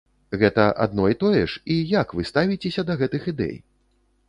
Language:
Belarusian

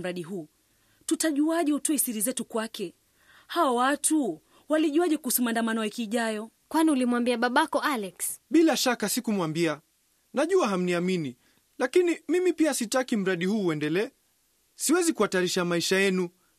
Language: Swahili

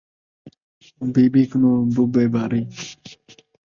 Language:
Saraiki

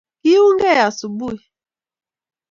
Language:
Kalenjin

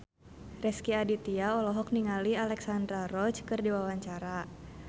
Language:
Sundanese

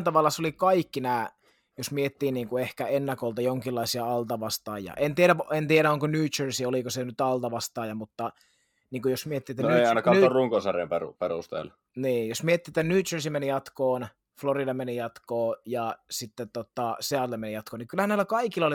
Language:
Finnish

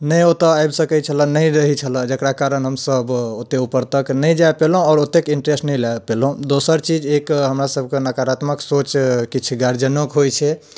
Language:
Maithili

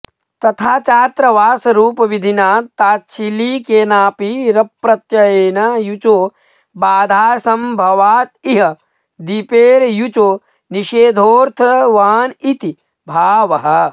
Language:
Sanskrit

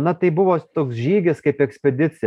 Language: Lithuanian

